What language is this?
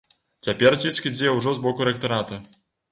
Belarusian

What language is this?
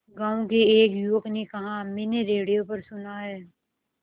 Hindi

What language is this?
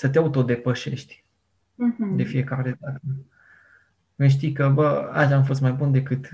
Romanian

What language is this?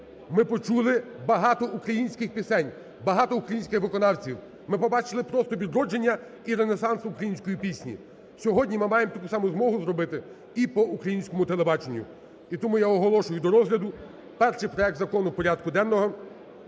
Ukrainian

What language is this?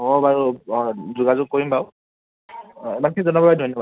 Assamese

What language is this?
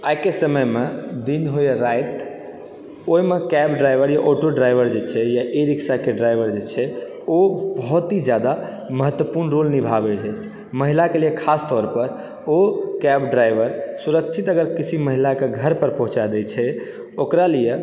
Maithili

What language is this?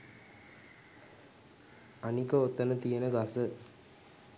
Sinhala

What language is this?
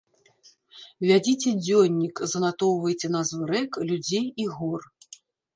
Belarusian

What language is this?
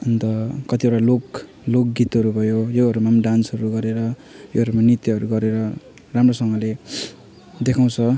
Nepali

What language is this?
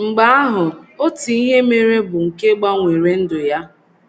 Igbo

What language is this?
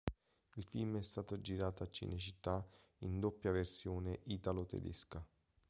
Italian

